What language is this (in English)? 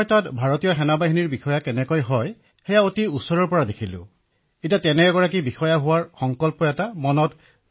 Assamese